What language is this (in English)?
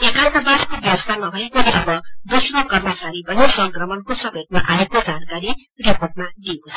Nepali